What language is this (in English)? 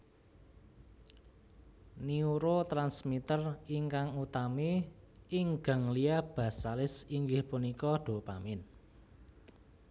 Javanese